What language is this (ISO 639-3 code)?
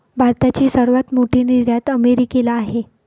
mar